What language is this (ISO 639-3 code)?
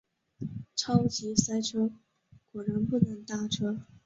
zho